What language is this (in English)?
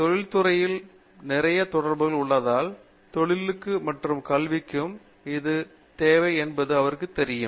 Tamil